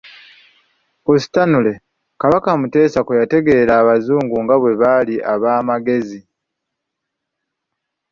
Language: Ganda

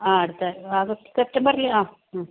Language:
Malayalam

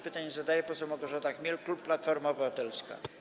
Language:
Polish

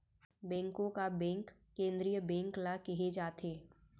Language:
Chhattisgarhi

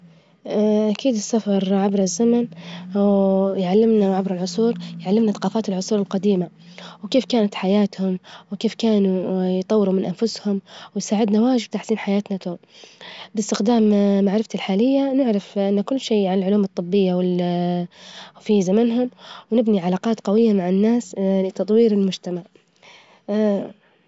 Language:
Libyan Arabic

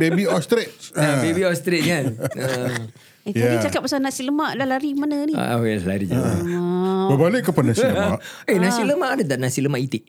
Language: Malay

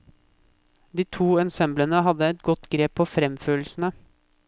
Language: Norwegian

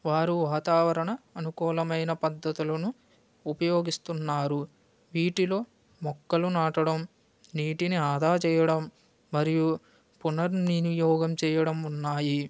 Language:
Telugu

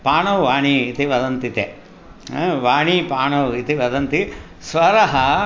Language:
Sanskrit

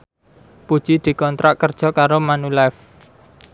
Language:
Javanese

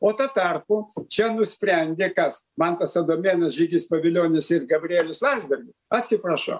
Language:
Lithuanian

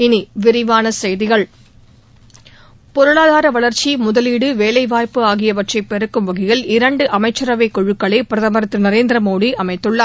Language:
Tamil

